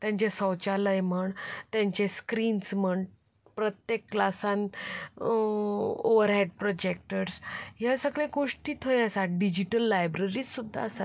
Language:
Konkani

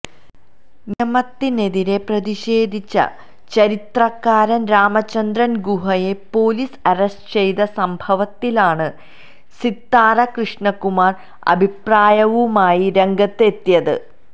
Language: Malayalam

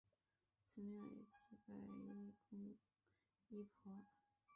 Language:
Chinese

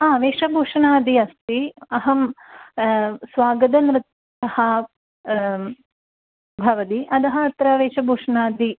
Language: Sanskrit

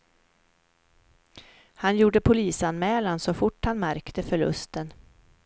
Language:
Swedish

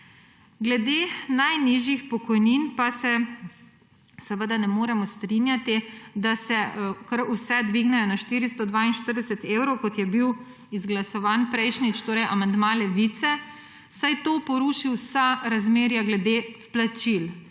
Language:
Slovenian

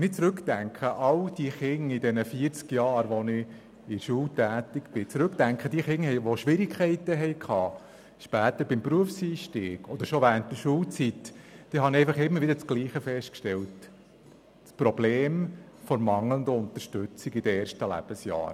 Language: Swiss German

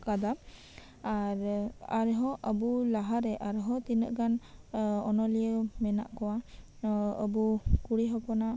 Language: Santali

